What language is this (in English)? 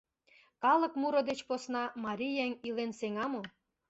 Mari